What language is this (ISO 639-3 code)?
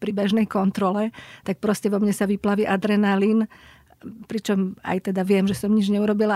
slk